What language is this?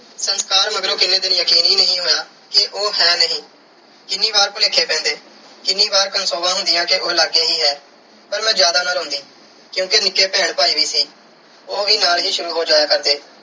Punjabi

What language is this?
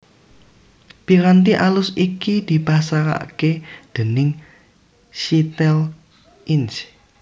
Javanese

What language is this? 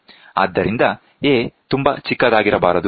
Kannada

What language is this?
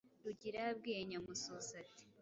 Kinyarwanda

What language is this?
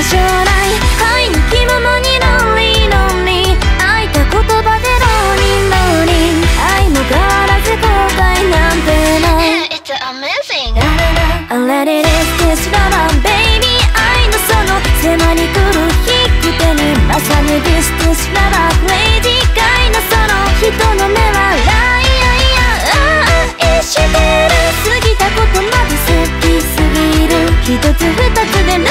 Thai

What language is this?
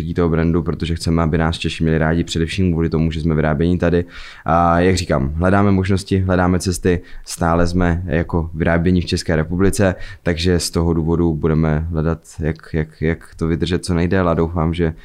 Czech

